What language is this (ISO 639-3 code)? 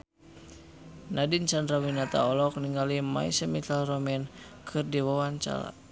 sun